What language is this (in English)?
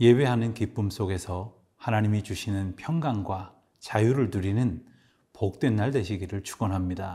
Korean